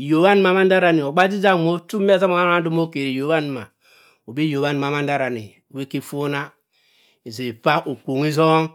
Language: Cross River Mbembe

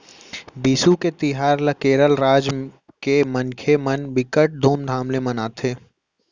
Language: Chhattisgarhi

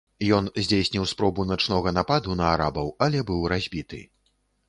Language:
Belarusian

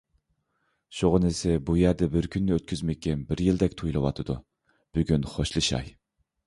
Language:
Uyghur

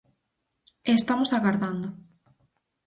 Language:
Galician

